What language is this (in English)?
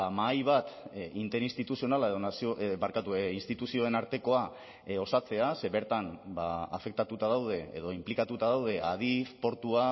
Basque